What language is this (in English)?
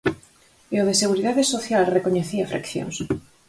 Galician